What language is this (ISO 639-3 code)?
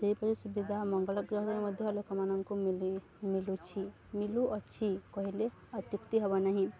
ori